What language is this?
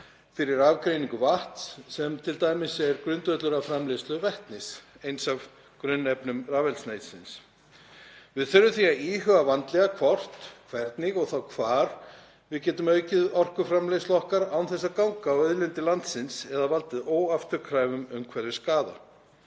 Icelandic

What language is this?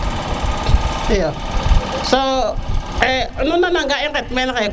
Serer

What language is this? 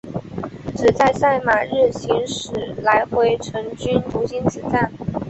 Chinese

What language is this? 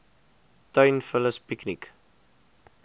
Afrikaans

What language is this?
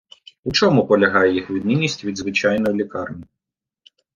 Ukrainian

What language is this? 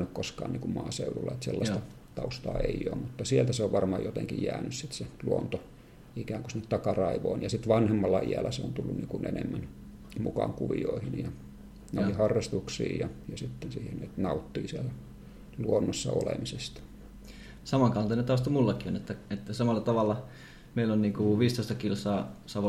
Finnish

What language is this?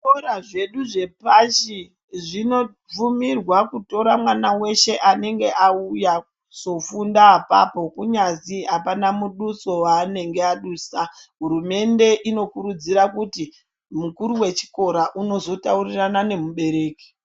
Ndau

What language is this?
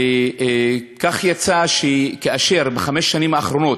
Hebrew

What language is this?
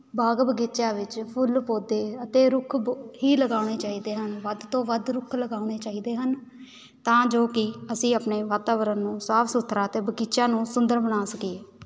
Punjabi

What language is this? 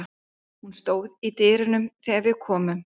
Icelandic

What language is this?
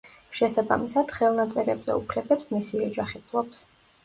Georgian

